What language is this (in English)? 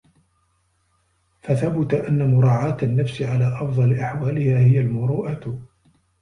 Arabic